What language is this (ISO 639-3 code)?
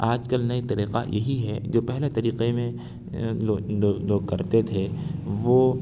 urd